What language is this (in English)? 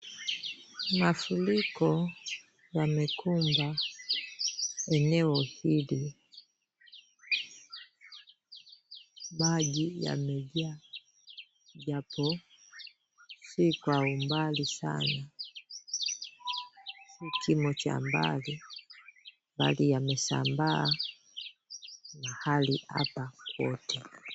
Swahili